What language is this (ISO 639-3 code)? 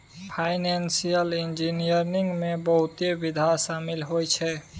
mai